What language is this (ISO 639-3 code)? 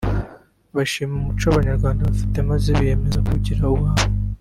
kin